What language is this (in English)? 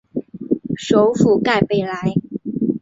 Chinese